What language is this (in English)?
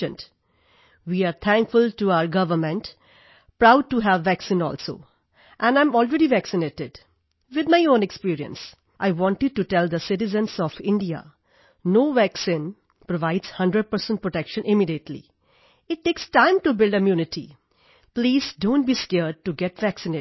Punjabi